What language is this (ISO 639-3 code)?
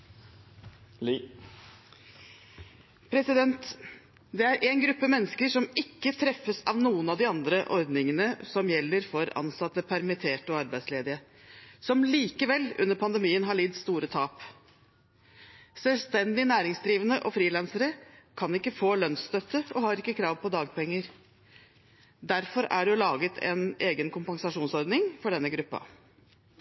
nor